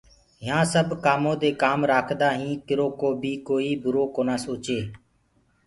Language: Gurgula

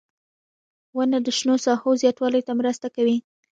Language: Pashto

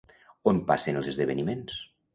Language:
Catalan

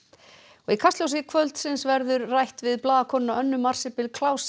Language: Icelandic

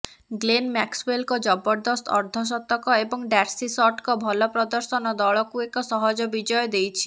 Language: Odia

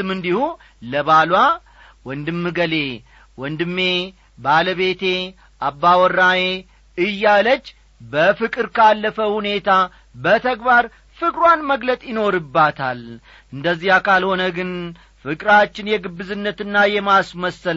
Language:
Amharic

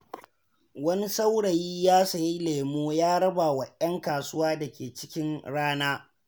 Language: Hausa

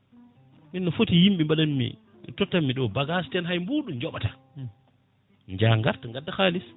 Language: Fula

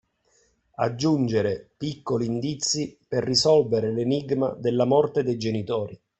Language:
Italian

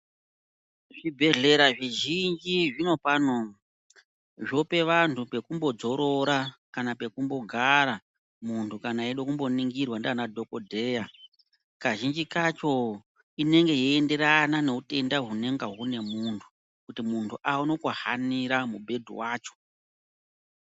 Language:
Ndau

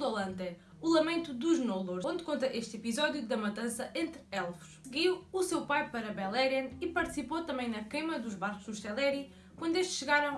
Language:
Portuguese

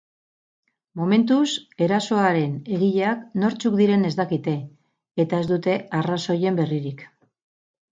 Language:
Basque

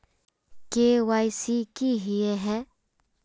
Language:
Magahi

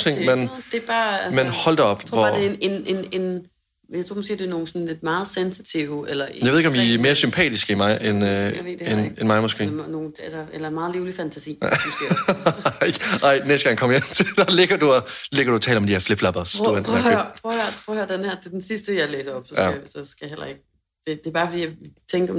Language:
Danish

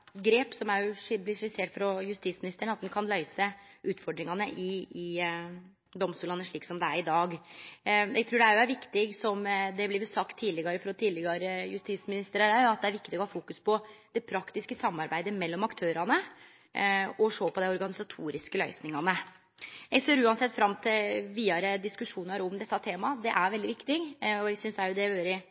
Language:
Norwegian Nynorsk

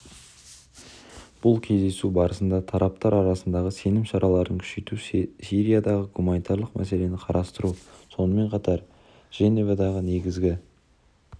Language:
Kazakh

